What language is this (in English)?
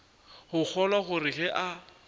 Northern Sotho